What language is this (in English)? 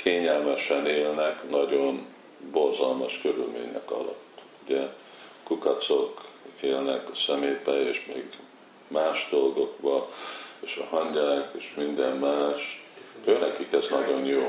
Hungarian